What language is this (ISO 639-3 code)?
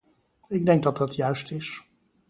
nld